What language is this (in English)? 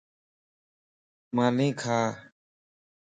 Lasi